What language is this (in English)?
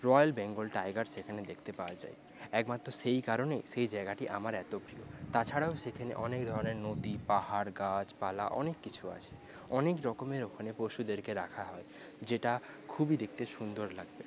Bangla